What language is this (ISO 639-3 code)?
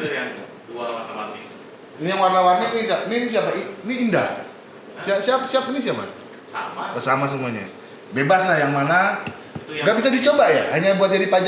ind